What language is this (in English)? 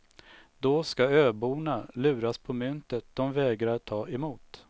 Swedish